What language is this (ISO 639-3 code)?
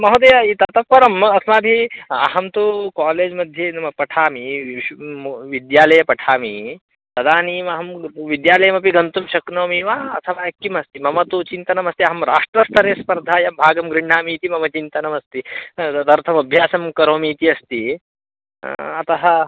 san